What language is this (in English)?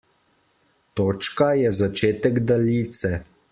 Slovenian